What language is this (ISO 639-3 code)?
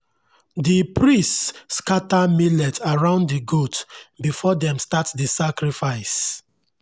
pcm